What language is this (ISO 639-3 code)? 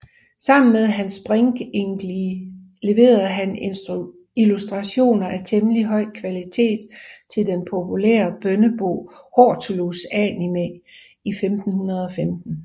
dan